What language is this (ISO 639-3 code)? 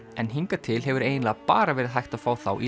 isl